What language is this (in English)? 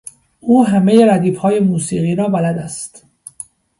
Persian